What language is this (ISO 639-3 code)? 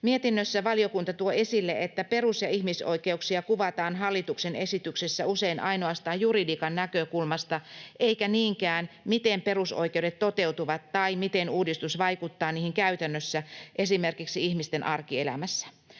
fin